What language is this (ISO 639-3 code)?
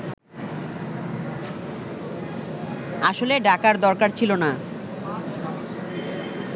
ben